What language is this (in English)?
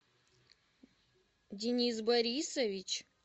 Russian